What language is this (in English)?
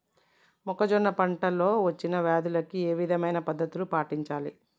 Telugu